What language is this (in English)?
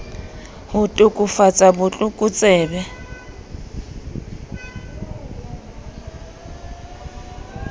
Southern Sotho